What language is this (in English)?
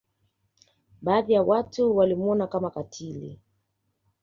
Swahili